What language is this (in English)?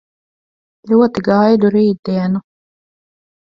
Latvian